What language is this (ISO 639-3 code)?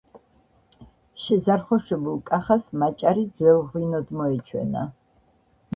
kat